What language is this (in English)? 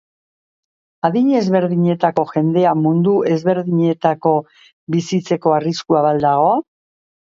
Basque